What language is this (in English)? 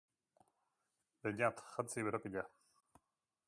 Basque